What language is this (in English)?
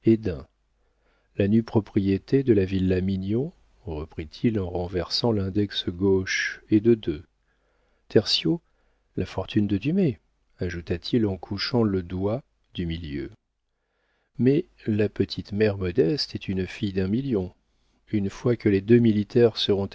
French